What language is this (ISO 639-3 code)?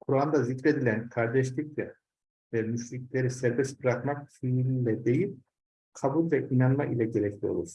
tur